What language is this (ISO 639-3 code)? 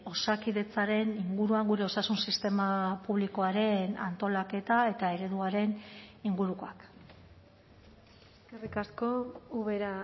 eus